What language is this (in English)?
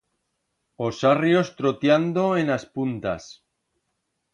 Aragonese